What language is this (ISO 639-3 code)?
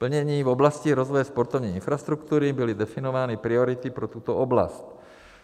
ces